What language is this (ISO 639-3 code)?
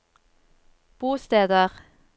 nor